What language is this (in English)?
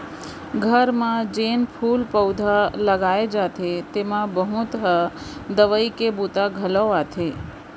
Chhattisgarhi